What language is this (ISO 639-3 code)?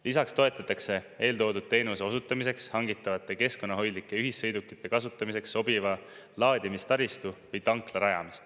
est